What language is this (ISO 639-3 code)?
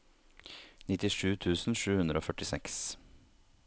nor